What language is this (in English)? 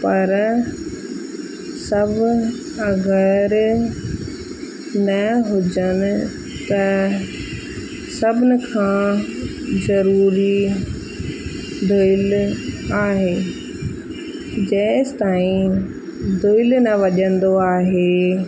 Sindhi